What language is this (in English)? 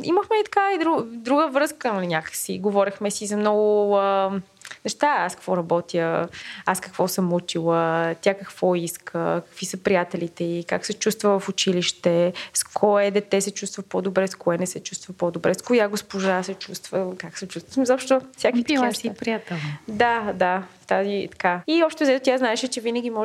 Bulgarian